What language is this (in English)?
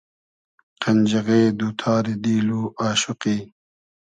Hazaragi